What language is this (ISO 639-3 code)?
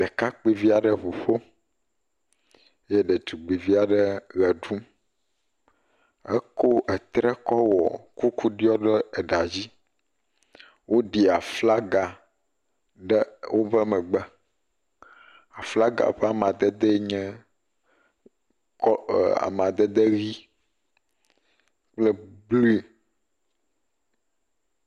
ewe